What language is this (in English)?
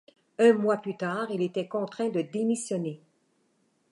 French